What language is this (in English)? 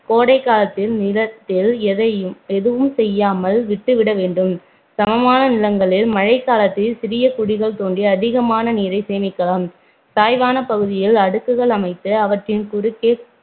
Tamil